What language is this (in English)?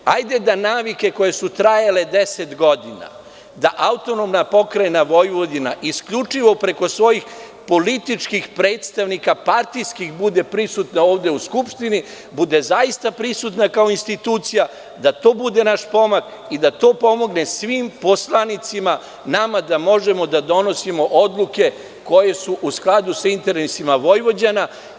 Serbian